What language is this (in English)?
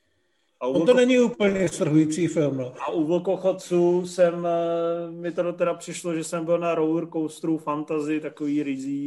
Czech